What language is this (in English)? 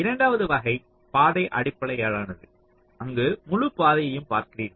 Tamil